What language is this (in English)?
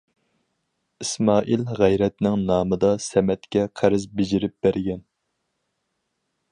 Uyghur